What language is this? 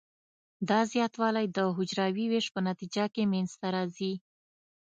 Pashto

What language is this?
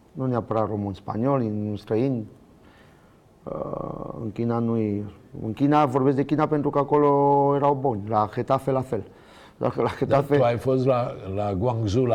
Romanian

